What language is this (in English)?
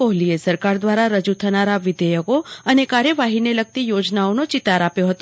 Gujarati